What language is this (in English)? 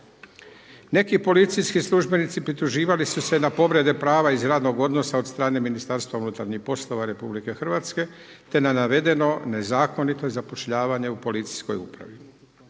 Croatian